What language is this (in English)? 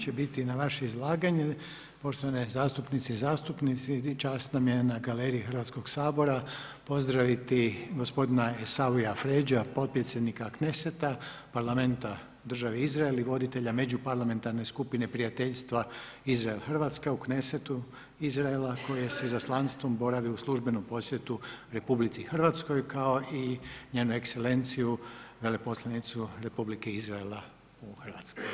Croatian